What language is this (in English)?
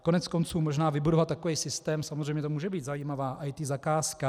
Czech